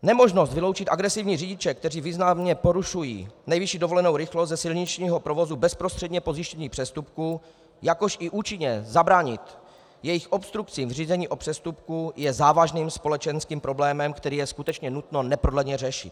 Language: Czech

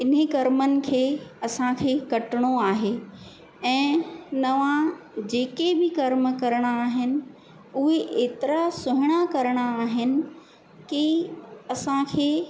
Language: Sindhi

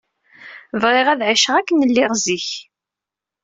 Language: Kabyle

